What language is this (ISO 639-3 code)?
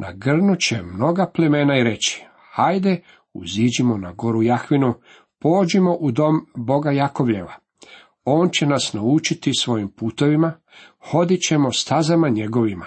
hrv